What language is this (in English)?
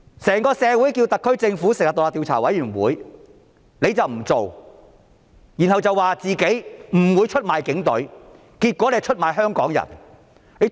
Cantonese